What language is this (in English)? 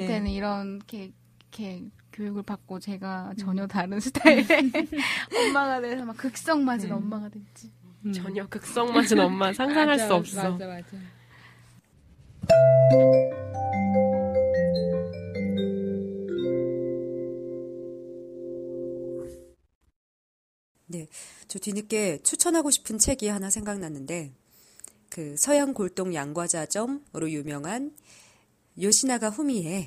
Korean